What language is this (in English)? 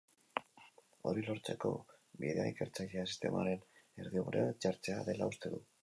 Basque